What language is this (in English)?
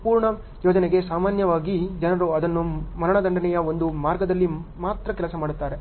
Kannada